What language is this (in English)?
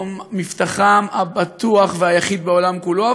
Hebrew